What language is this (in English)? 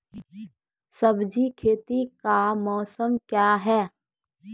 Maithili